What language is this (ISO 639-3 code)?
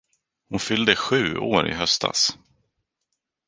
swe